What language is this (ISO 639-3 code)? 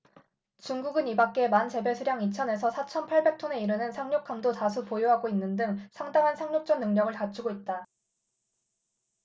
kor